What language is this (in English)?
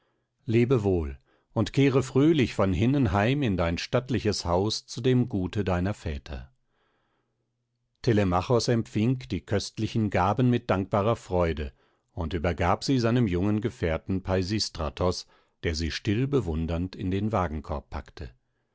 German